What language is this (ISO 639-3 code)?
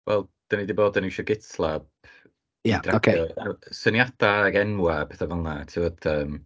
cym